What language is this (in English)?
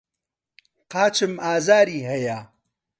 Central Kurdish